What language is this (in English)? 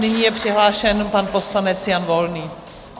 Czech